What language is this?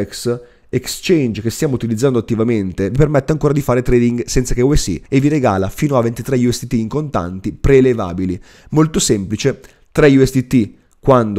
Italian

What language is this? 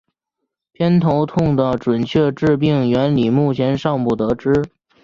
Chinese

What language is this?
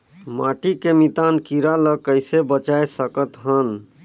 Chhattisgarhi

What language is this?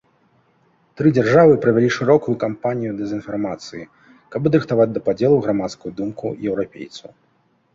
Belarusian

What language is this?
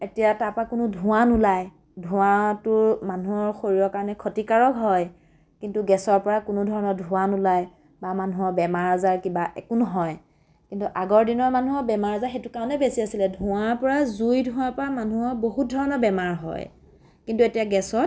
Assamese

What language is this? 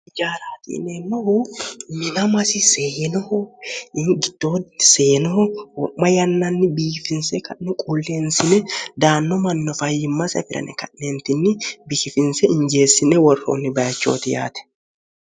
Sidamo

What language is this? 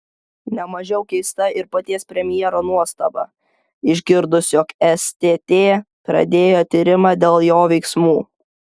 Lithuanian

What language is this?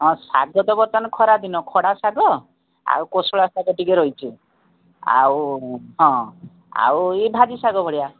Odia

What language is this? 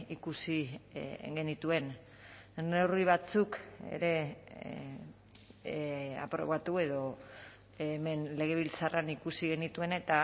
Basque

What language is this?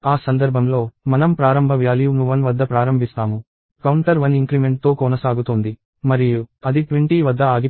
Telugu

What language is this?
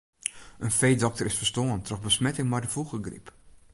Western Frisian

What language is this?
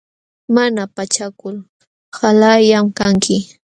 Jauja Wanca Quechua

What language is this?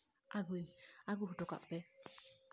Santali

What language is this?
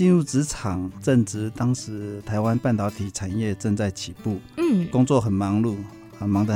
Chinese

